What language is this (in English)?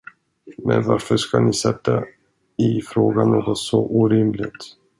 Swedish